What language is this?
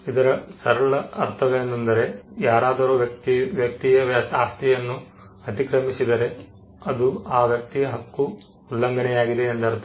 Kannada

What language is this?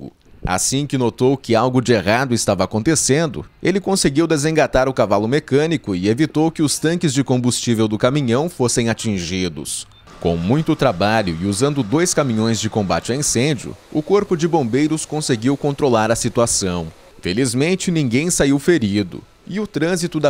Portuguese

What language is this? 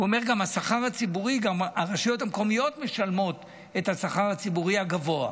Hebrew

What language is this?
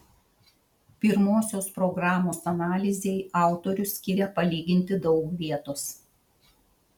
Lithuanian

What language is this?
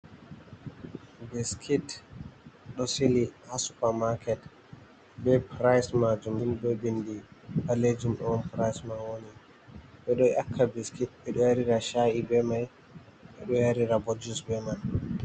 Fula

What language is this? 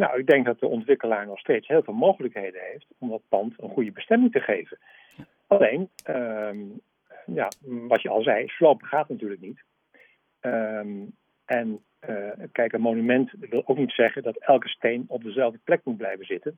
Dutch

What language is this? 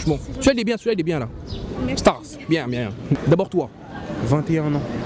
French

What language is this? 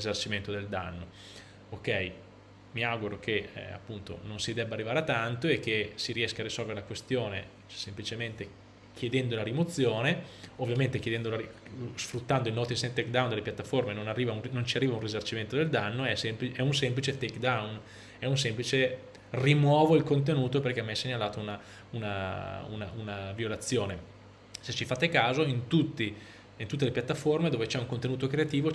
Italian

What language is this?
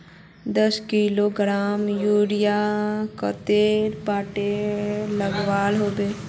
Magahi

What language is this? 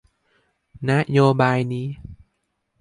Thai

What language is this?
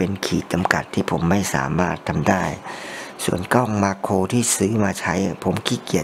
Thai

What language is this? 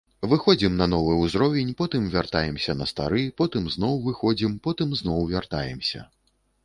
Belarusian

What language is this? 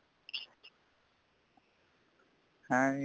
Punjabi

